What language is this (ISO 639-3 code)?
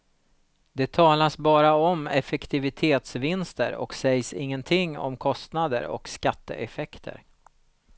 swe